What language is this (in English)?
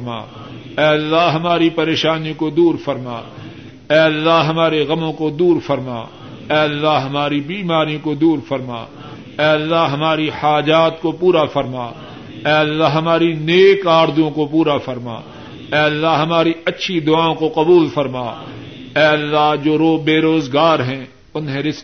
Urdu